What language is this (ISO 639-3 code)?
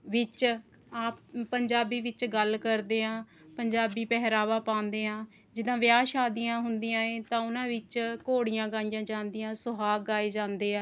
pan